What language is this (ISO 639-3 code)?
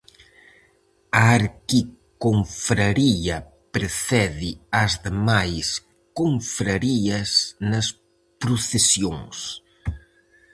glg